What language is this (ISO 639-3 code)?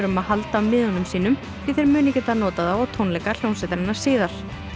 isl